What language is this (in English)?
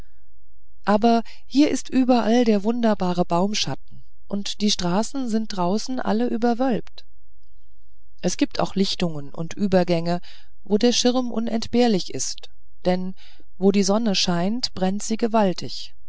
German